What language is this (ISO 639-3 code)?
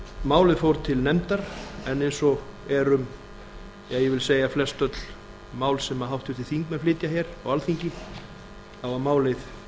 isl